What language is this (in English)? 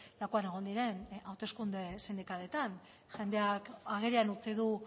Basque